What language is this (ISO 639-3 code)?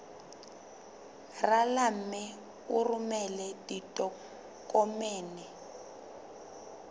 sot